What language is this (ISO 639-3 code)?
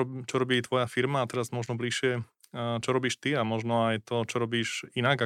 slk